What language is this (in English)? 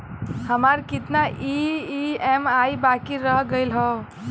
Bhojpuri